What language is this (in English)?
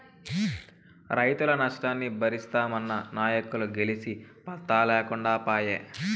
Telugu